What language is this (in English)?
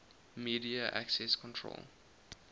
English